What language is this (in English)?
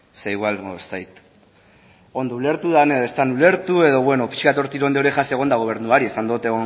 Basque